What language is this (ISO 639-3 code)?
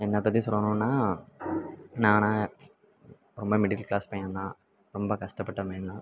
tam